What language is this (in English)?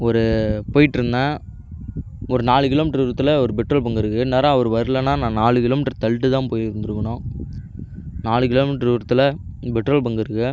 Tamil